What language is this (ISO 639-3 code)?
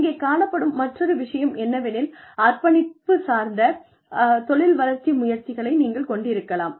tam